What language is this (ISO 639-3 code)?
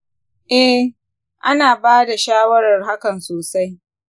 hau